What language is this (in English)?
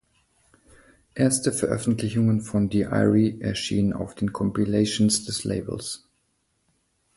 German